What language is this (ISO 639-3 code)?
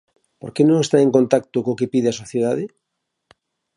glg